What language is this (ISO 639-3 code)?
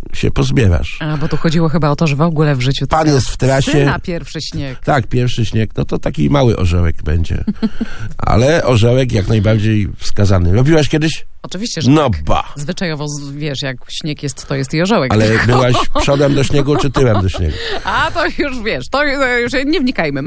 pol